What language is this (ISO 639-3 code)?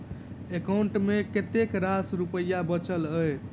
mai